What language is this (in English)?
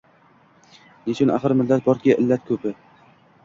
Uzbek